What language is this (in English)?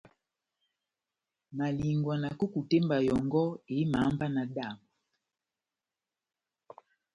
Batanga